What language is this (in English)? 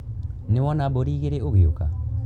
Kikuyu